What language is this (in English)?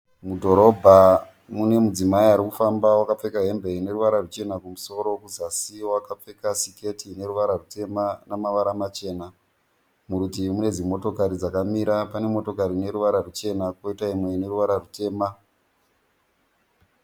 Shona